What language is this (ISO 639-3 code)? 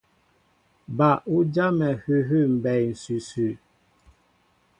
mbo